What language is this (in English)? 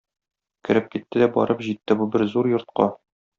Tatar